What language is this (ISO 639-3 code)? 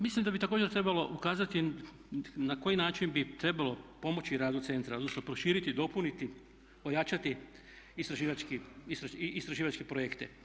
hrv